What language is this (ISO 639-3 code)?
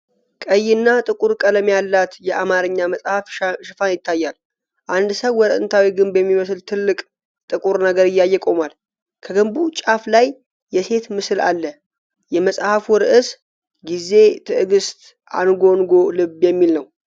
amh